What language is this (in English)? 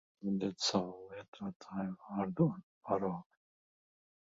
Latvian